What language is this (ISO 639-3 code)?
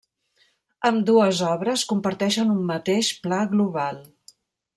cat